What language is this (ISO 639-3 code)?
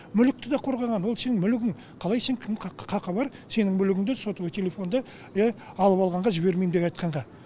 kaz